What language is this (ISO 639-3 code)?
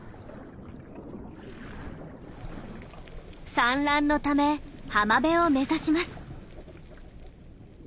jpn